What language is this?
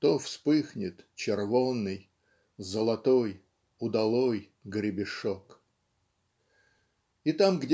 Russian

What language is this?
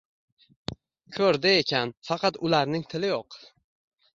Uzbek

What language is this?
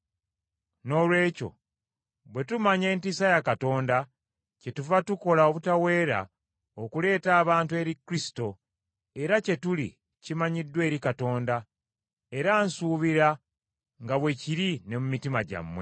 Ganda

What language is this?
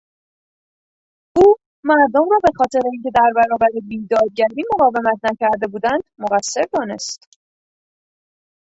Persian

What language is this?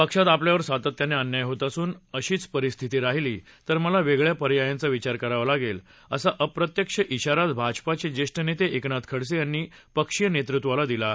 Marathi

